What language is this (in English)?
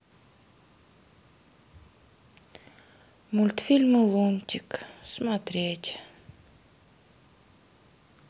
Russian